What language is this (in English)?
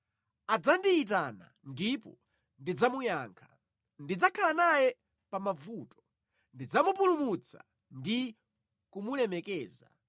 Nyanja